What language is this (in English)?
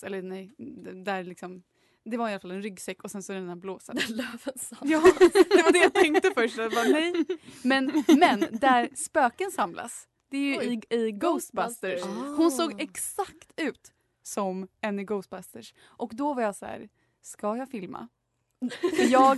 Swedish